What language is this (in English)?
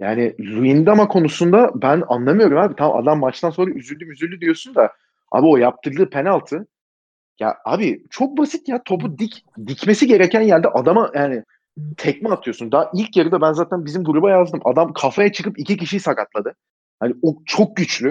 Turkish